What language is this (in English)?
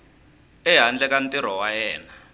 Tsonga